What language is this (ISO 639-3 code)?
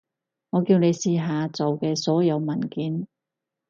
yue